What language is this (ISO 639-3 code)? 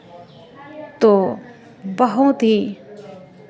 hin